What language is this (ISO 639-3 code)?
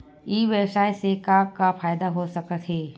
hne